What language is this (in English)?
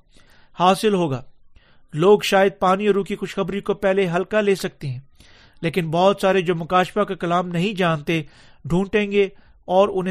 Urdu